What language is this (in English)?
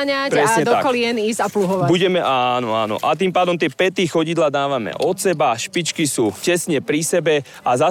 Slovak